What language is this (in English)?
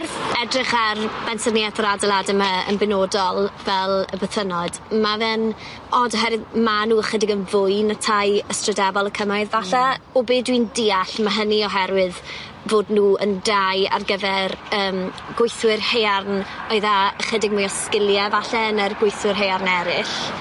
Welsh